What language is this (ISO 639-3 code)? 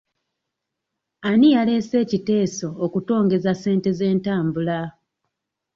lug